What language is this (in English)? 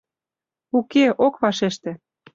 Mari